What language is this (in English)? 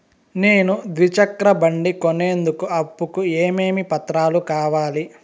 Telugu